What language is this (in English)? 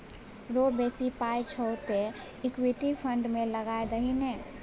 Maithili